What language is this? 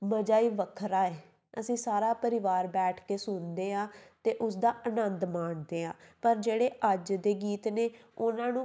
Punjabi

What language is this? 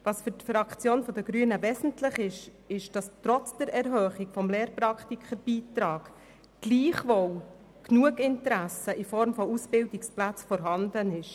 Swiss German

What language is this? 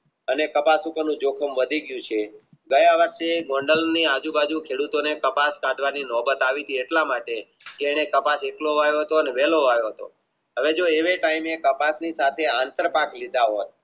Gujarati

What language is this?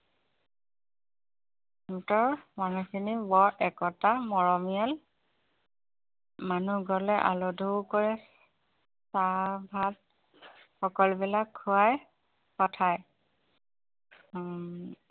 Assamese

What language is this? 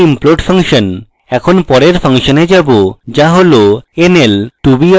Bangla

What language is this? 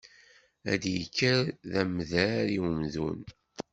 Kabyle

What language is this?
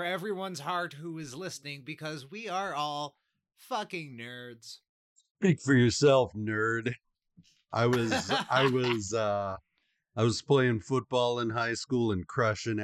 English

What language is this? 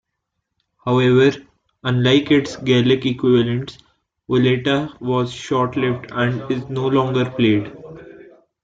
English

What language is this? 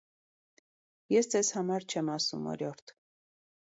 Armenian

